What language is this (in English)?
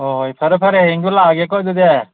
Manipuri